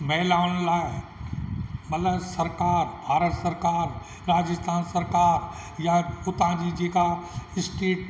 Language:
Sindhi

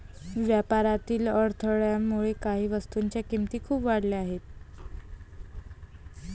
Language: Marathi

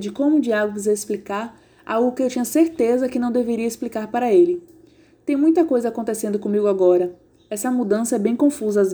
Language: Portuguese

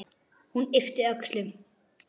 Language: Icelandic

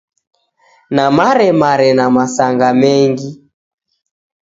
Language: Taita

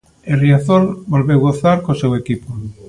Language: Galician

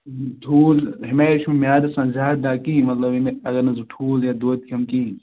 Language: Kashmiri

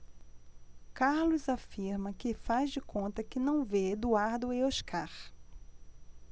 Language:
Portuguese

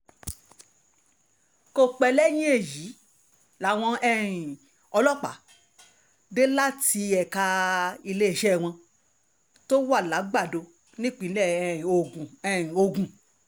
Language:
Yoruba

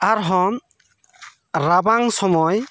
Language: Santali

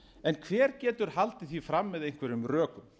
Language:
Icelandic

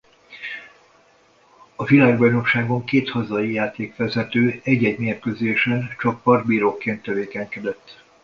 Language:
Hungarian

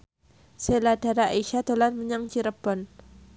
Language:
Javanese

